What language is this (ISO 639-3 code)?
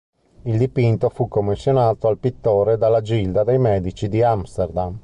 ita